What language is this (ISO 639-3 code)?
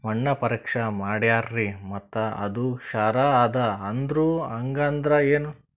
kan